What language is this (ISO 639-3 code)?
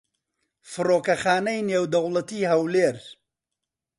ckb